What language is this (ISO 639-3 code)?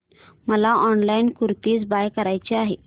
mar